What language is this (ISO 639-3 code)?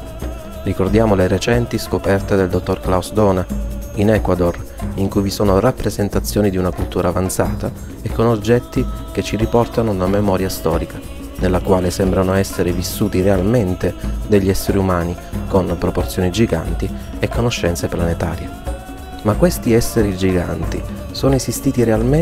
ita